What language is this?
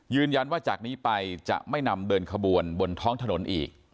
Thai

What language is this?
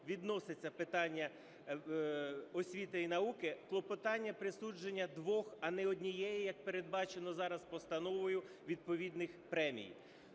Ukrainian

